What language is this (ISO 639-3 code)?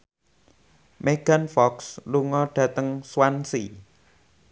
jav